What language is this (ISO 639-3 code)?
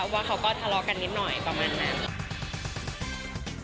tha